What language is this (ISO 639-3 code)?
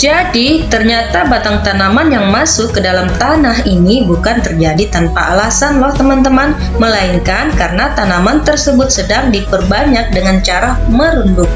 ind